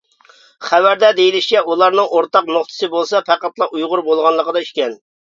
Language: Uyghur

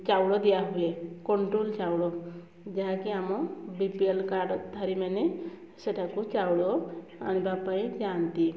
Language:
Odia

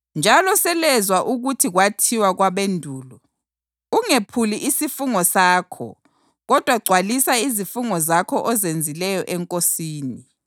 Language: North Ndebele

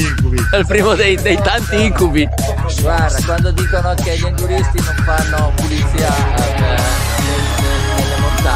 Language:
Italian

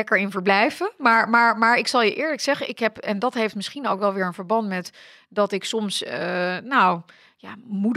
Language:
Dutch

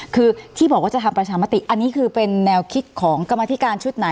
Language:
Thai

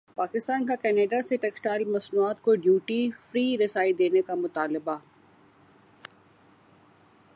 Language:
Urdu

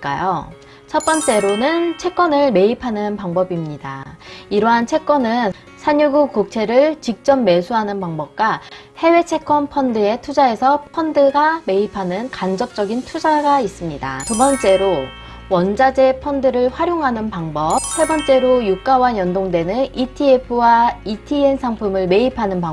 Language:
Korean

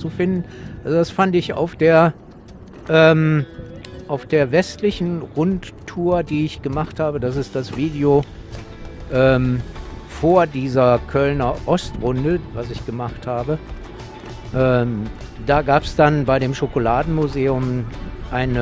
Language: German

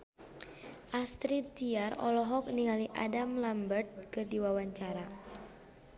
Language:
Sundanese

